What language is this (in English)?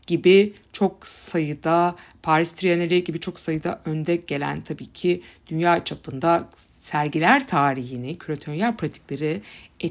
Turkish